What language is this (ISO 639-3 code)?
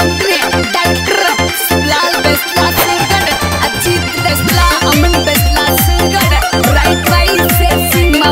ind